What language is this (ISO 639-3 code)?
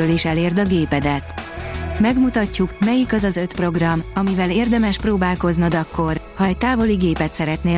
hun